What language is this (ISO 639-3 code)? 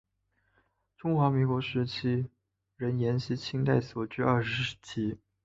zho